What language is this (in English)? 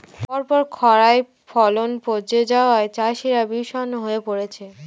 Bangla